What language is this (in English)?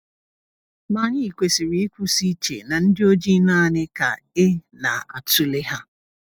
Igbo